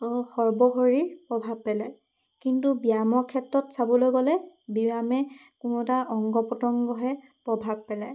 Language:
Assamese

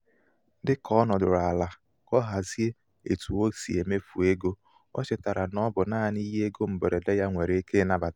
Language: Igbo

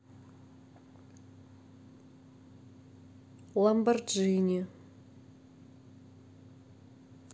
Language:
Russian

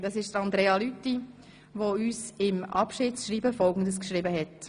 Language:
Swiss German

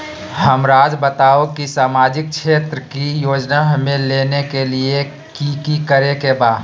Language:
Magahi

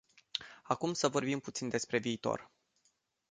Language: Romanian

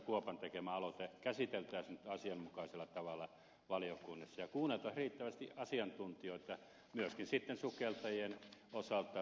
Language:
Finnish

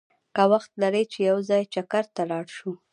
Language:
Pashto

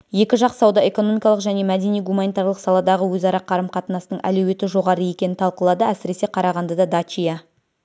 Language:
Kazakh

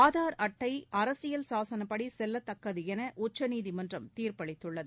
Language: Tamil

